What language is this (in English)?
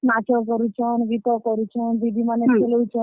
Odia